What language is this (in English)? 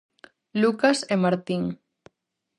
Galician